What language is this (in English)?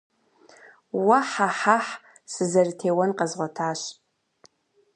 Kabardian